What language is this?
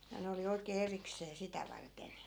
Finnish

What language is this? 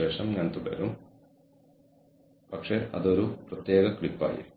Malayalam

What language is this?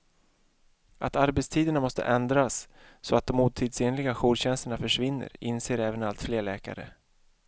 Swedish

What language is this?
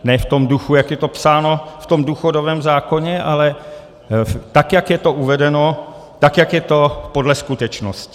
Czech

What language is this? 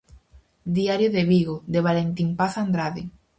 Galician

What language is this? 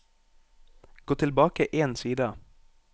Norwegian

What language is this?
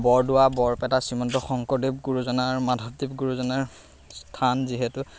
Assamese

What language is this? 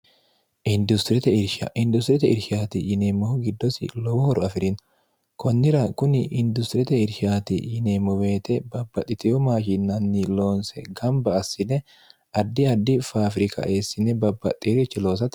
Sidamo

